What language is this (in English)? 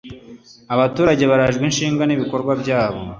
Kinyarwanda